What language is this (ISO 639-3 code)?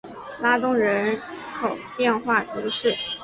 zho